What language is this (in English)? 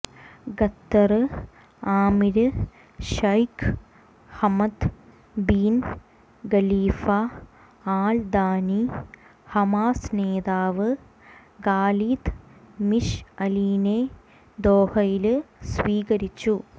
Malayalam